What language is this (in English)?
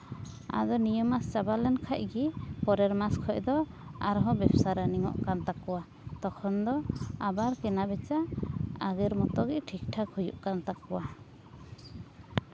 Santali